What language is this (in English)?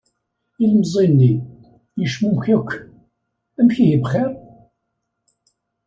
Kabyle